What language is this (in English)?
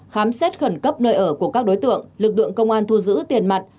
Vietnamese